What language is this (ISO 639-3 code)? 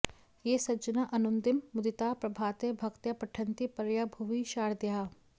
san